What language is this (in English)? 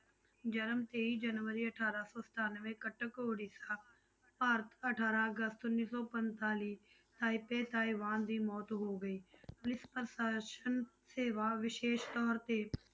Punjabi